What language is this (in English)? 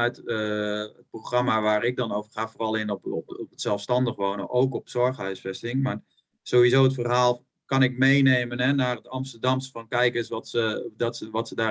Dutch